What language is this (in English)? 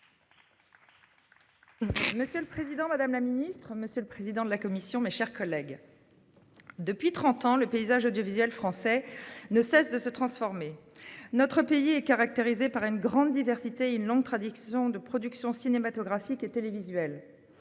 French